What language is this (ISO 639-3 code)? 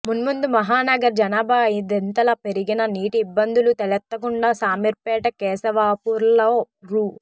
tel